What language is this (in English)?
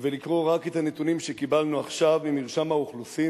Hebrew